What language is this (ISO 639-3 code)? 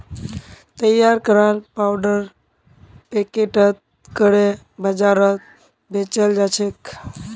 mag